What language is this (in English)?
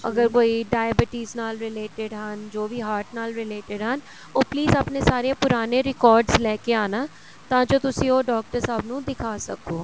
Punjabi